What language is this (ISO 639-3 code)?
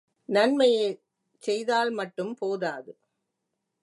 tam